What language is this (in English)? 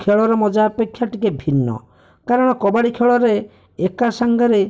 Odia